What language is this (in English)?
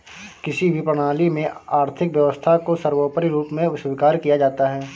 Hindi